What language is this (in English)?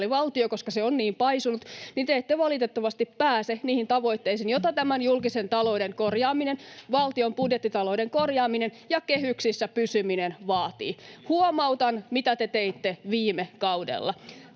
Finnish